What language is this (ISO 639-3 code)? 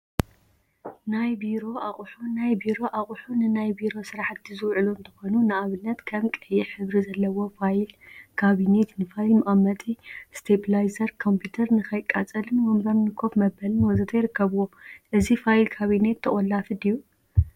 tir